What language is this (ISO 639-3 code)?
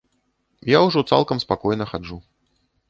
bel